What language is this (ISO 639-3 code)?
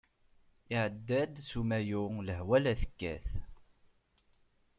kab